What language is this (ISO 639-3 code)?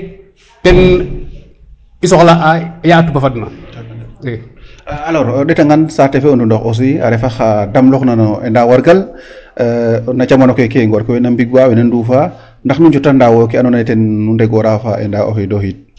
srr